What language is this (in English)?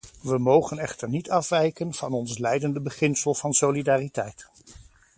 Dutch